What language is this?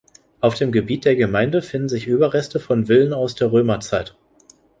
German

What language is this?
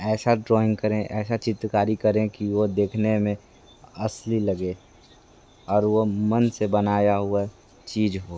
Hindi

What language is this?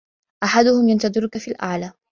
Arabic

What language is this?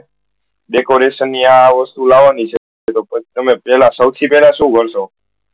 Gujarati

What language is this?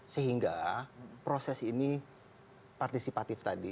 Indonesian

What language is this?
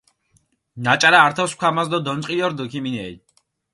Mingrelian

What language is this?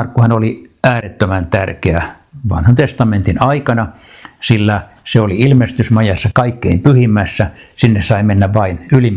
Finnish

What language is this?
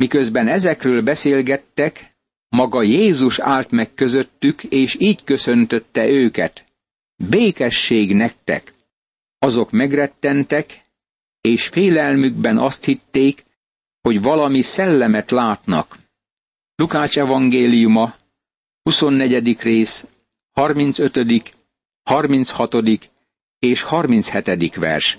Hungarian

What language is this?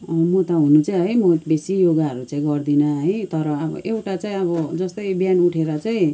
Nepali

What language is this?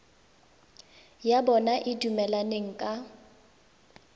Tswana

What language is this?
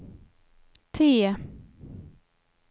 Swedish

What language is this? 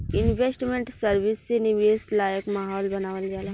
Bhojpuri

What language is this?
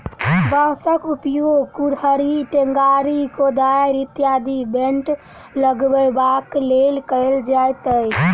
Maithili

